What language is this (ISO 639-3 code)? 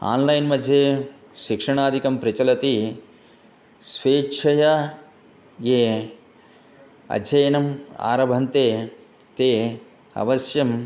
san